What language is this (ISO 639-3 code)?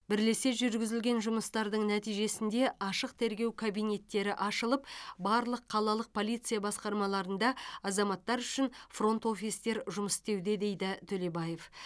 kaz